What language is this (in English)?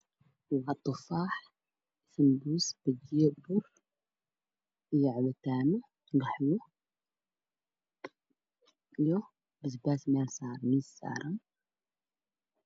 Somali